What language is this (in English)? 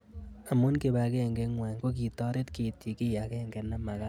Kalenjin